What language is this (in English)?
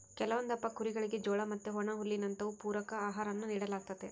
Kannada